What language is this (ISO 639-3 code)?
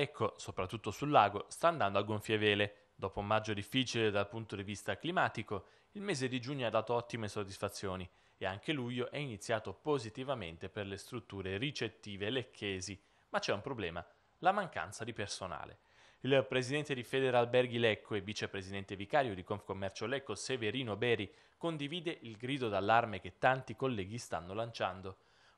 ita